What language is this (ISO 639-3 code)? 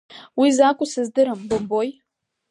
abk